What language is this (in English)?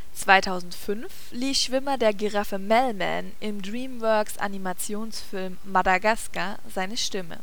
German